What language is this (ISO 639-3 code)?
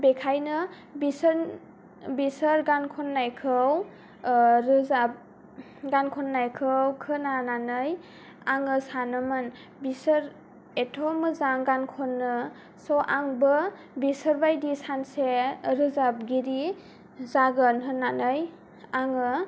brx